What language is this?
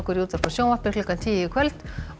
Icelandic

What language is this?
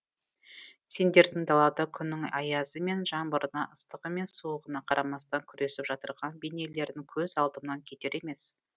Kazakh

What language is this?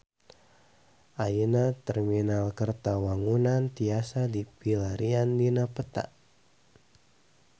Sundanese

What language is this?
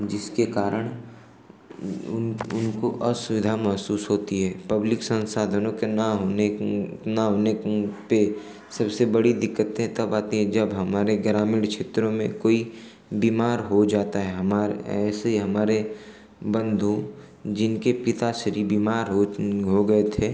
Hindi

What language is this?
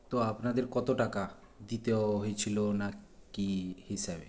Bangla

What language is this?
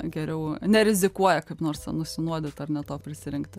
Lithuanian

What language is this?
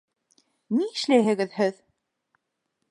Bashkir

